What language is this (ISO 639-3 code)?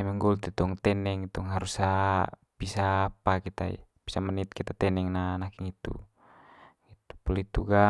mqy